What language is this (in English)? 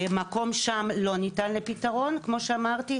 Hebrew